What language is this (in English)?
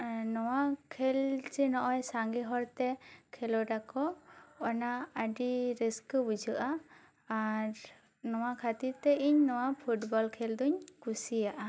Santali